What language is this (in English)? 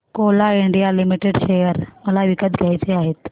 Marathi